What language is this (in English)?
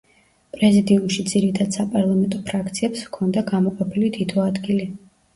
Georgian